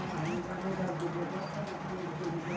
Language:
Bhojpuri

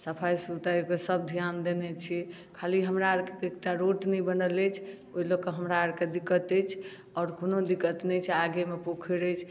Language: Maithili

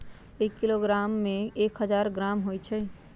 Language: Magahi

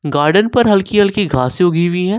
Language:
Hindi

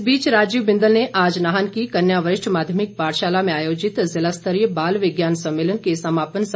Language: Hindi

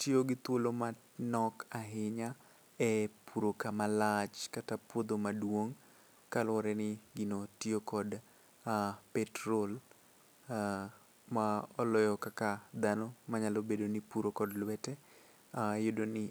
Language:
Luo (Kenya and Tanzania)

